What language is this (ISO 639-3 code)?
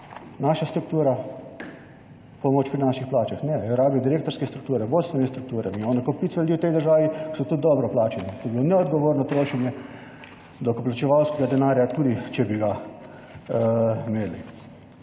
slv